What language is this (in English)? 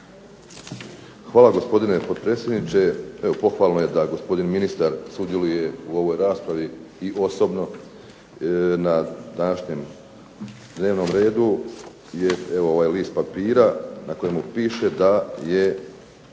Croatian